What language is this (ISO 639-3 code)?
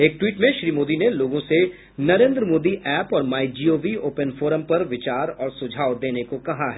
hin